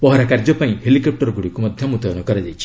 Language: Odia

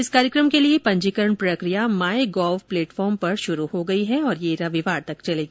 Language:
Hindi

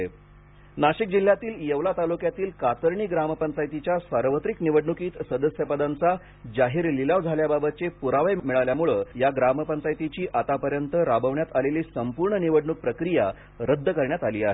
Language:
Marathi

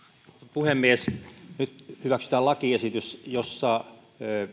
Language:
Finnish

